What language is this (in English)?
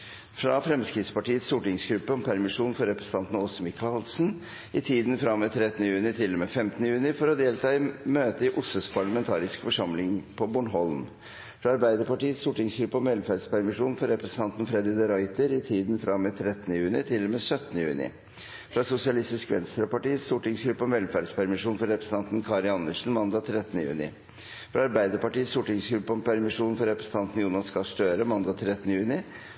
Norwegian Bokmål